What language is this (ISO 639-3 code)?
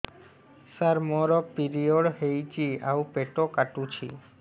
ori